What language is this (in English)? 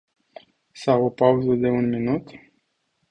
Romanian